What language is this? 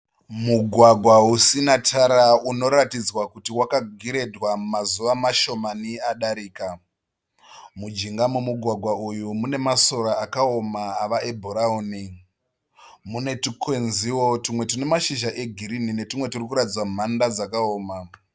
Shona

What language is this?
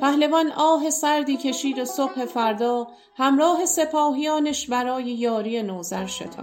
Persian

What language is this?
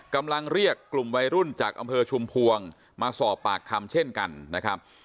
Thai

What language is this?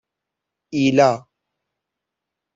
Persian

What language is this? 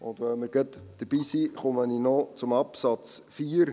Swiss German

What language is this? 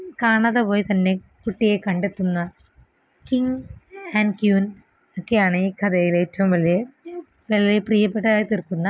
Malayalam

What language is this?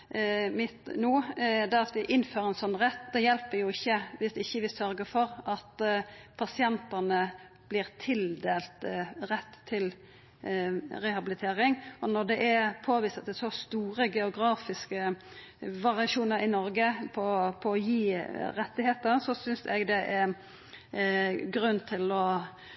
Norwegian Nynorsk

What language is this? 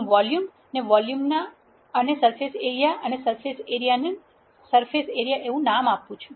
Gujarati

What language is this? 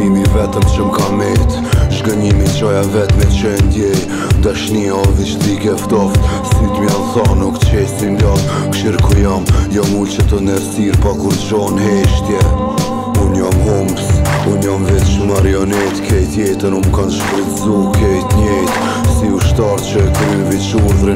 Ukrainian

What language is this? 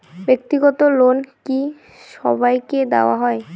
Bangla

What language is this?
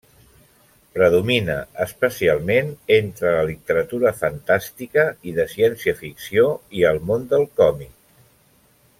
Catalan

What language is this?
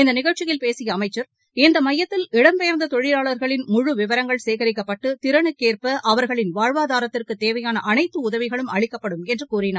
Tamil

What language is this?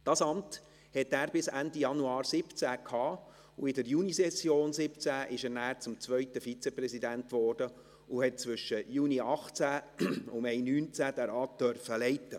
Swiss German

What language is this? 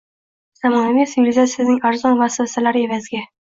Uzbek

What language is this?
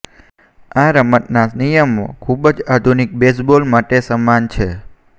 Gujarati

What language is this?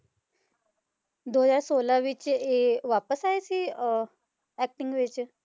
Punjabi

